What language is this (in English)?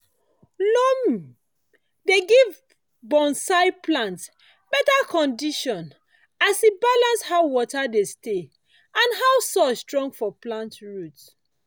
Nigerian Pidgin